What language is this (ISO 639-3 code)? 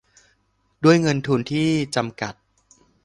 tha